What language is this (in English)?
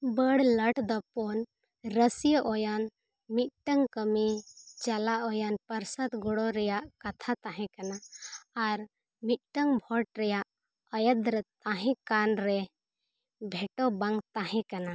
Santali